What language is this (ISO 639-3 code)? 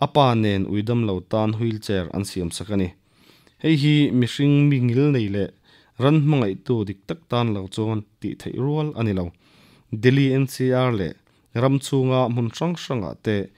ukr